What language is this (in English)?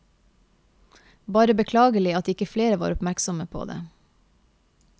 Norwegian